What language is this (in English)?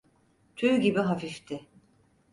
Turkish